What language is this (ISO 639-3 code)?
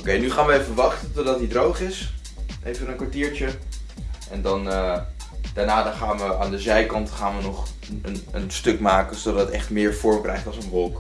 nld